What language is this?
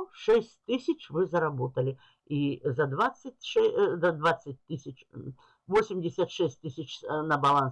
Russian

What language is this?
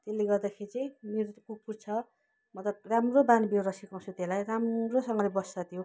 Nepali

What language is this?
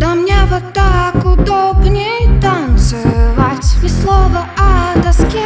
Russian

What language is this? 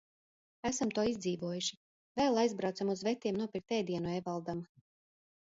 Latvian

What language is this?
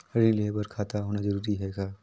Chhattisgarhi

